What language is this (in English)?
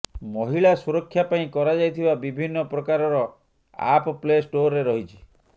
Odia